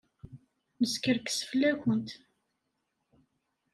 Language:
Kabyle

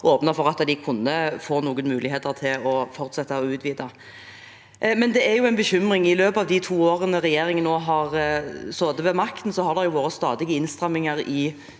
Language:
Norwegian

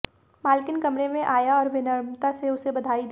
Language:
Hindi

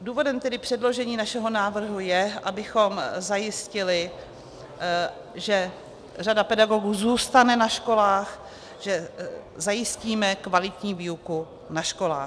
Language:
Czech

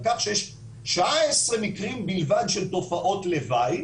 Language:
Hebrew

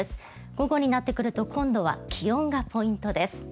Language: Japanese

